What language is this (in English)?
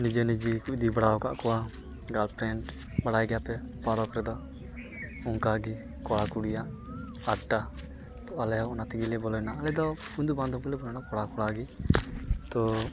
Santali